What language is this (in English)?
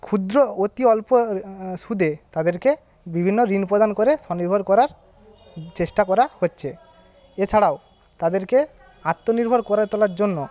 Bangla